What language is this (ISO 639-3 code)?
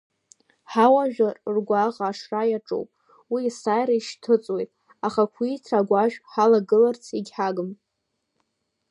abk